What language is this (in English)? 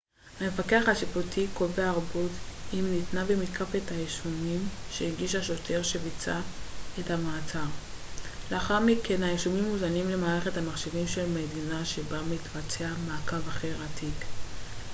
Hebrew